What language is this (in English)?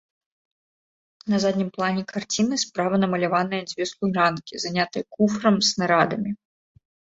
Belarusian